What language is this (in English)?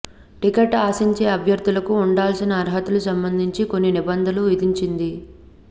Telugu